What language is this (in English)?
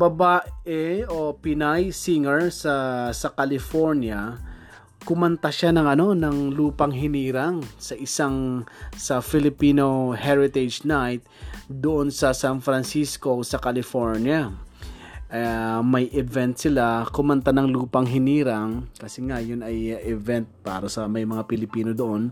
Filipino